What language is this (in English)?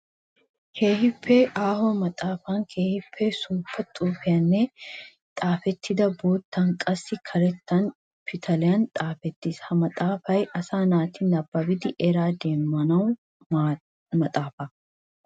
Wolaytta